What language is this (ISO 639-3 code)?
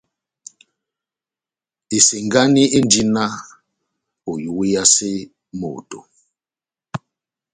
bnm